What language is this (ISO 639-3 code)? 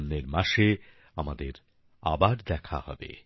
ben